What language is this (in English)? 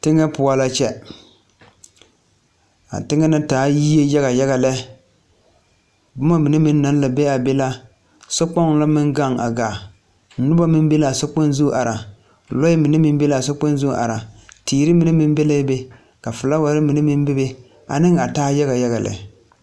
Southern Dagaare